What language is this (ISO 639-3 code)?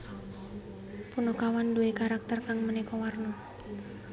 jav